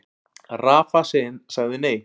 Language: Icelandic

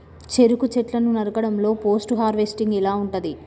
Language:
Telugu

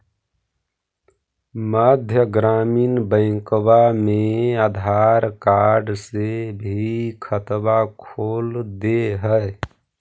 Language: Magahi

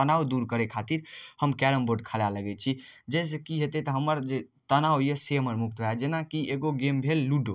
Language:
Maithili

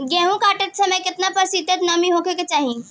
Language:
Bhojpuri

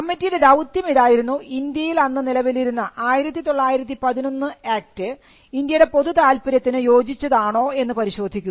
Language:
Malayalam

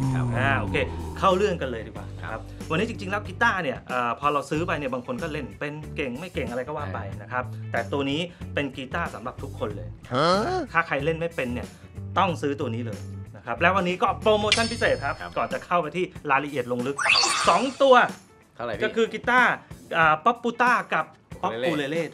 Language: Thai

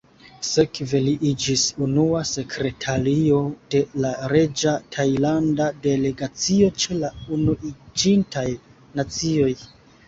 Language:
Esperanto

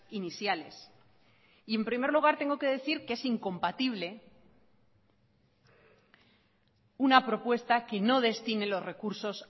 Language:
Spanish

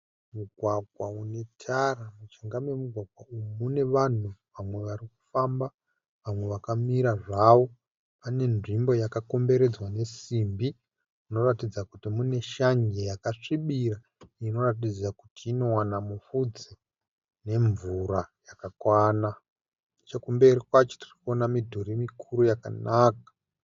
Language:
Shona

